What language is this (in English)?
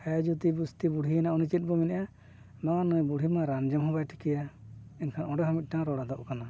Santali